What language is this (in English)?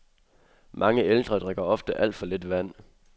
Danish